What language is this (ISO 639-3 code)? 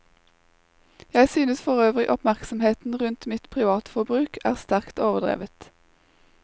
nor